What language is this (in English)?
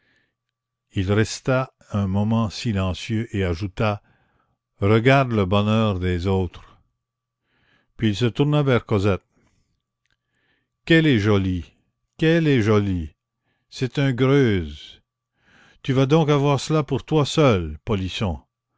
French